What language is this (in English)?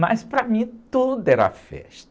Portuguese